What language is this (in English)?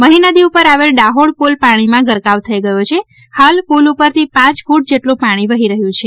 Gujarati